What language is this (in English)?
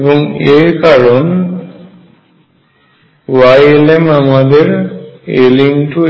Bangla